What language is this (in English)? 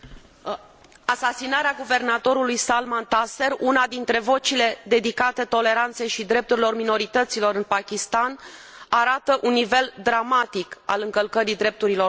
Romanian